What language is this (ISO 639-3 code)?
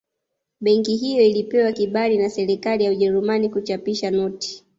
swa